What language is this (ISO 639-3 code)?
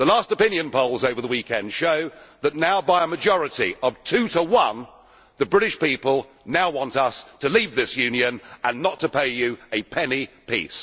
eng